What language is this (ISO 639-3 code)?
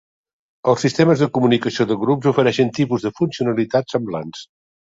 cat